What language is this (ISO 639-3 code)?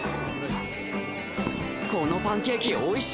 jpn